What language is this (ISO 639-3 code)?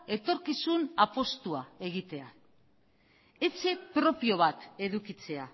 eus